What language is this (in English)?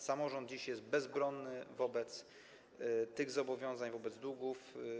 Polish